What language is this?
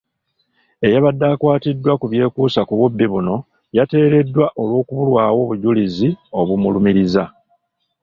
Ganda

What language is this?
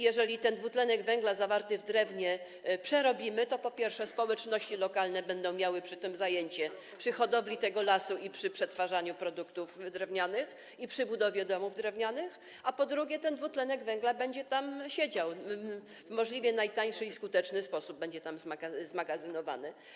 Polish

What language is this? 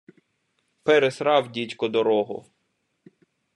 Ukrainian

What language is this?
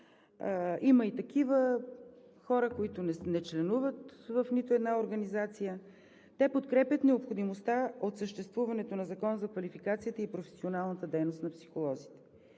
Bulgarian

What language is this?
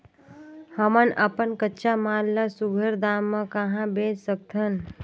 Chhattisgarhi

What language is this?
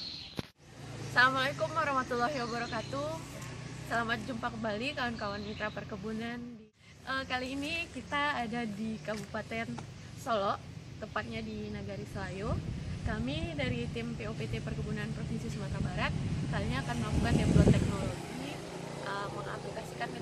Indonesian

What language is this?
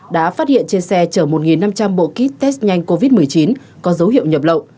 Vietnamese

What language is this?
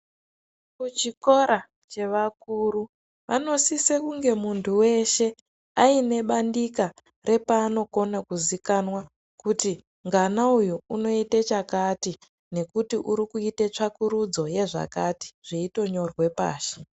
Ndau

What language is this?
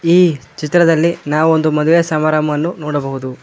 Kannada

